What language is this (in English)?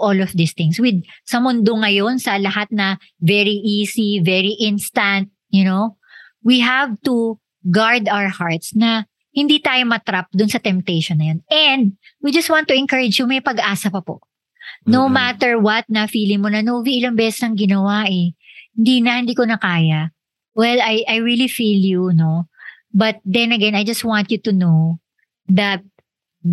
Filipino